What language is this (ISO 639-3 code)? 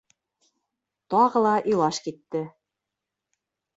bak